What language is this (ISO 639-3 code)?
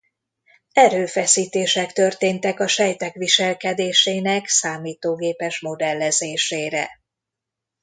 hun